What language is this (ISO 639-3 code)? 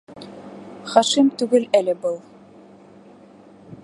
bak